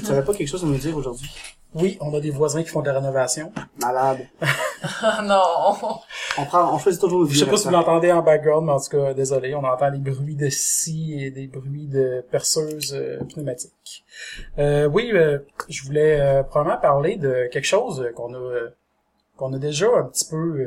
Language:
French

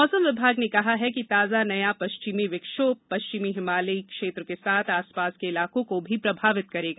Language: Hindi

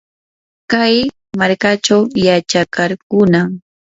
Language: Yanahuanca Pasco Quechua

